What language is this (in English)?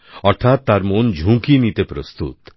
Bangla